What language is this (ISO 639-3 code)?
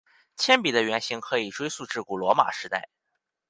zho